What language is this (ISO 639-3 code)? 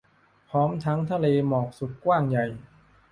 tha